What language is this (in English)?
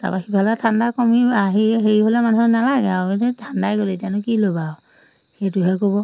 Assamese